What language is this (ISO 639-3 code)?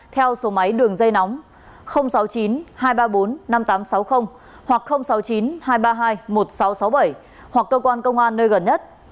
vie